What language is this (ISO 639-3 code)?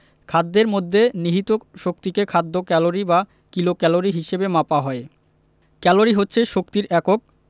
ben